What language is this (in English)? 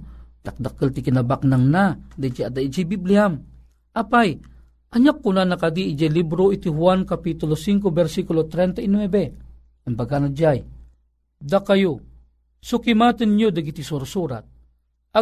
Filipino